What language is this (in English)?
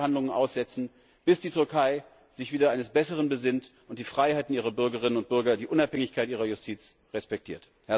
German